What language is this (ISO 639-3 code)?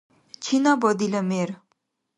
dar